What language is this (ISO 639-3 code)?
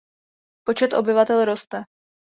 ces